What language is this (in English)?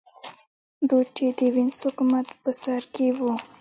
Pashto